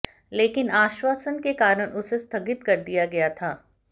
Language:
Hindi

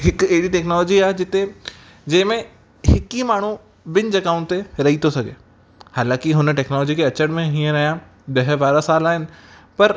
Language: Sindhi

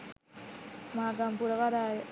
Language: Sinhala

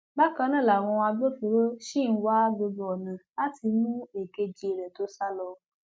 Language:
Yoruba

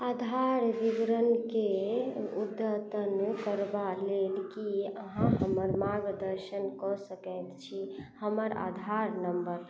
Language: Maithili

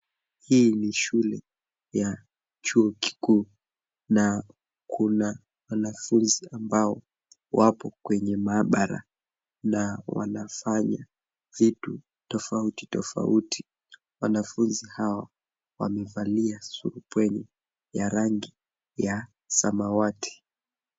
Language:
Swahili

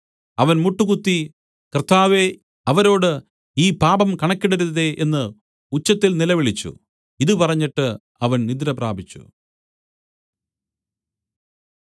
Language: Malayalam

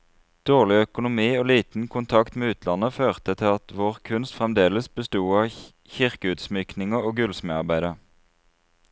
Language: Norwegian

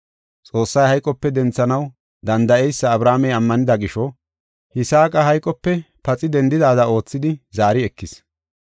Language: Gofa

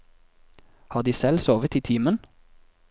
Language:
Norwegian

